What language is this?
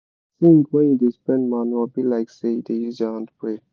Nigerian Pidgin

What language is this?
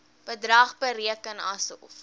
Afrikaans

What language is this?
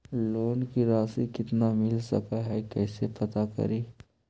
Magahi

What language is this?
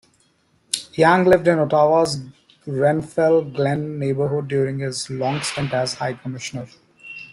English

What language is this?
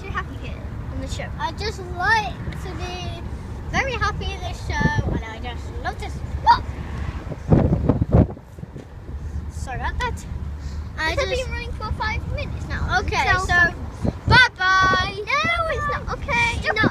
English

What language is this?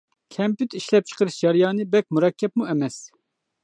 Uyghur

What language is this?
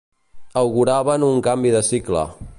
Catalan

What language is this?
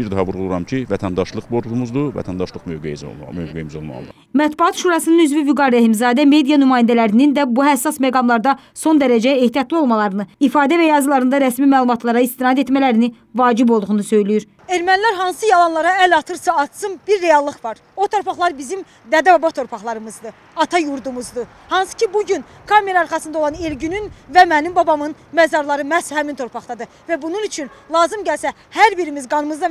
Turkish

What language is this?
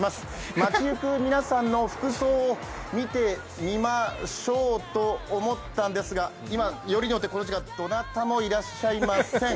Japanese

